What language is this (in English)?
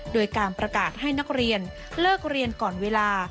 Thai